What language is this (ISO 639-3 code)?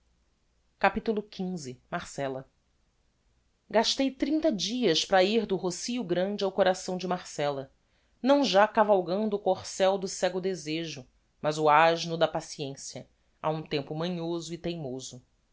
por